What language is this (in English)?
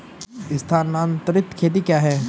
Hindi